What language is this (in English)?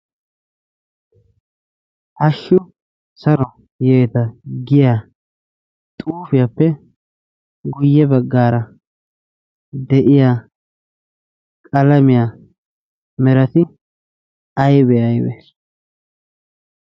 Wolaytta